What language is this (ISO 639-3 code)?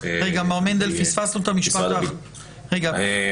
heb